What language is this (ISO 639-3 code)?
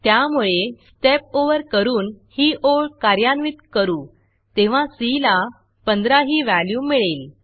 mar